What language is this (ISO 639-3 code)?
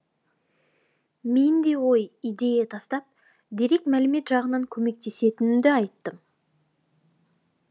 kaz